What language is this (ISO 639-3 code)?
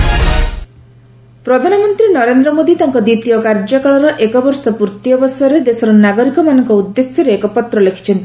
ori